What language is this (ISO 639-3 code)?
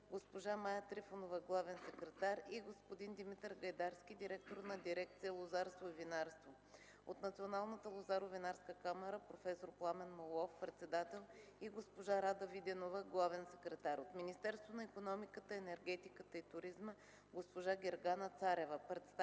bul